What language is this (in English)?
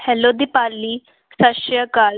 Punjabi